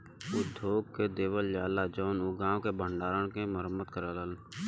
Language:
Bhojpuri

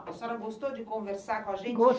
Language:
Portuguese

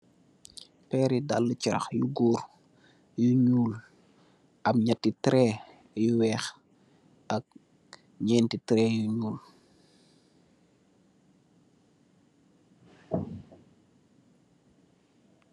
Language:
Wolof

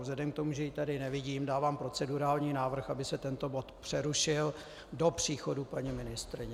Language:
Czech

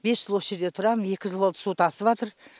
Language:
Kazakh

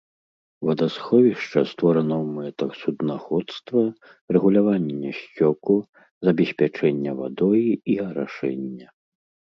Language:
Belarusian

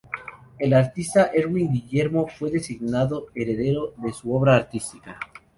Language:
Spanish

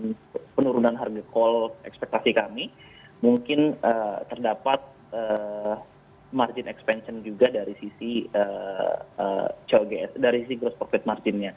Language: Indonesian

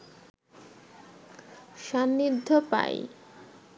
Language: Bangla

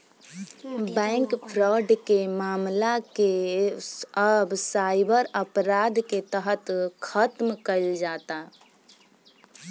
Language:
Bhojpuri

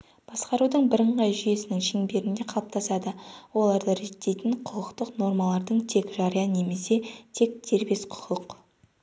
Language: Kazakh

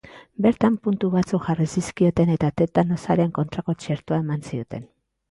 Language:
Basque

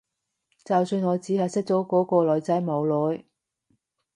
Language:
Cantonese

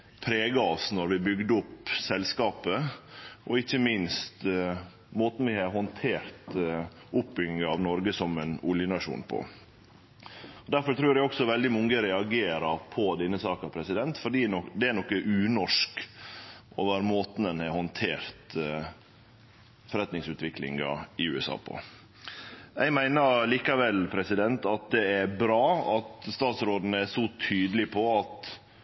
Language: Norwegian Nynorsk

